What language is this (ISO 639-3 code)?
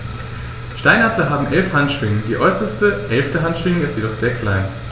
deu